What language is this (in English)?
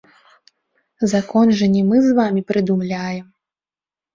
Belarusian